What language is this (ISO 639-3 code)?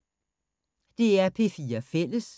dan